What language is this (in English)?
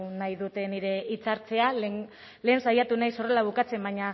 Basque